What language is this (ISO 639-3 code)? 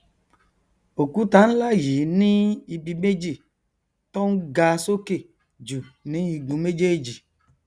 yor